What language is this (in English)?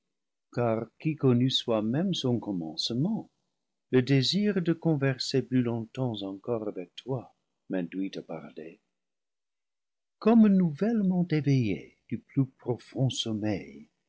French